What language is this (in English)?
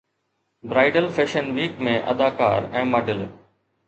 Sindhi